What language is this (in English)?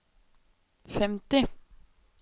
Norwegian